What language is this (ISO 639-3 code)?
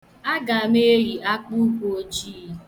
ibo